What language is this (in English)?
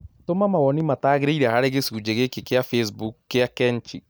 Kikuyu